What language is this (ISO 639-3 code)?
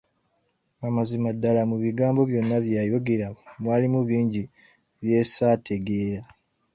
lug